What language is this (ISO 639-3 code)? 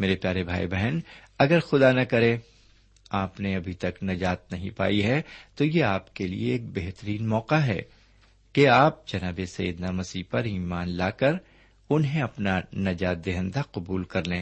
urd